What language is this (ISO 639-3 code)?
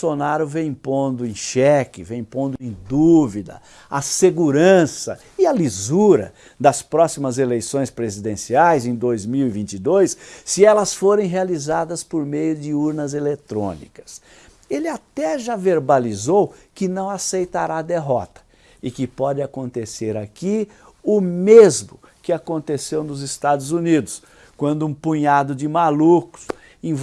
por